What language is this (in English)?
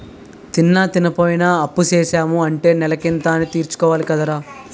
Telugu